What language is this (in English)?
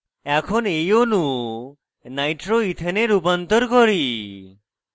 Bangla